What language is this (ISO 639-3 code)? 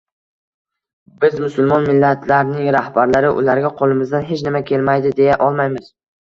uzb